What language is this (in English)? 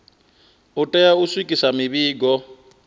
Venda